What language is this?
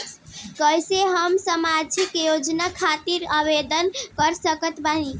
Bhojpuri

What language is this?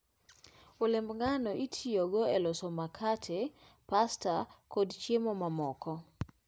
Luo (Kenya and Tanzania)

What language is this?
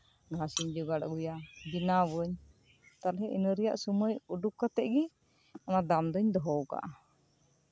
Santali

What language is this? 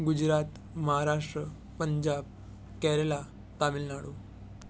Gujarati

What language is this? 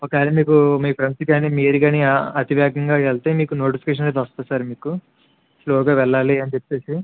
Telugu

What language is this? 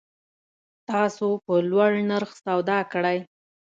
Pashto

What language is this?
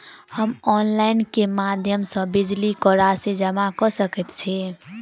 Maithili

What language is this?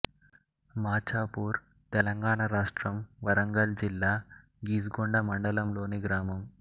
Telugu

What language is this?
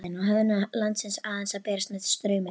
Icelandic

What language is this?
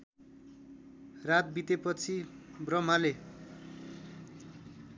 Nepali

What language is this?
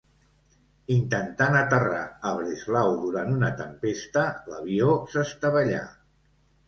Catalan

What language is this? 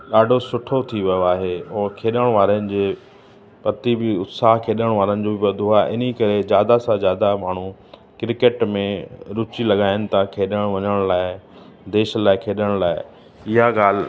Sindhi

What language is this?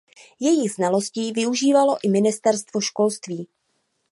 Czech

